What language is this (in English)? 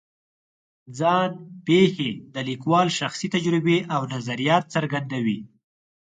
Pashto